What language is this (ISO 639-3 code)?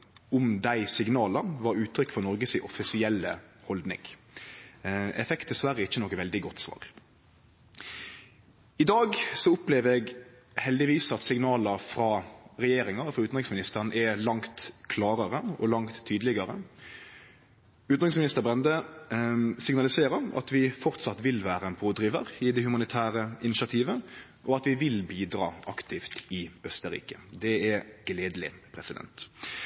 nno